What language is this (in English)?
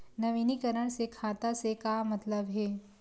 Chhattisgarhi